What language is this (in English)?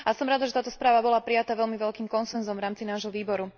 Slovak